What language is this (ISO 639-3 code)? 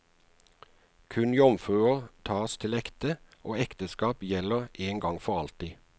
nor